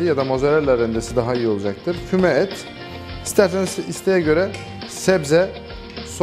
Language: Turkish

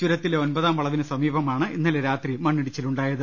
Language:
Malayalam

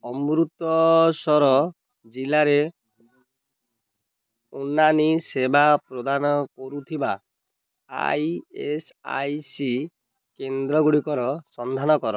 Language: Odia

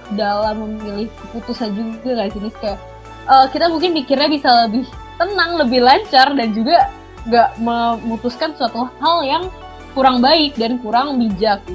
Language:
Indonesian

